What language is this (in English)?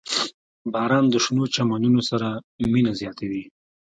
Pashto